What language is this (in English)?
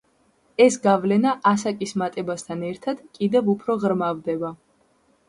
Georgian